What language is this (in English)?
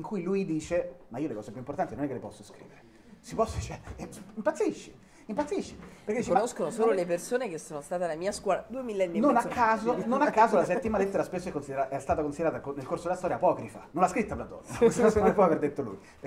Italian